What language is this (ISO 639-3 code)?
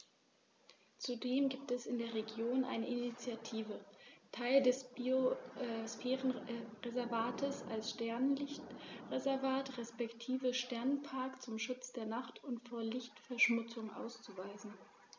deu